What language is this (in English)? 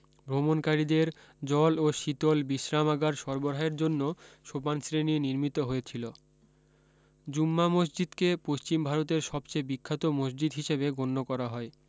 Bangla